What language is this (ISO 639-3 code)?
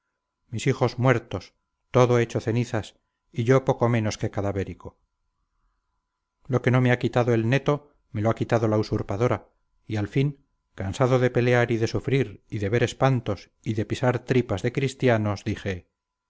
spa